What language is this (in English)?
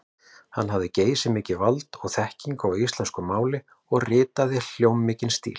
Icelandic